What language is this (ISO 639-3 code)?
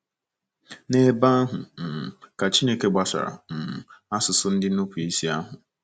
ibo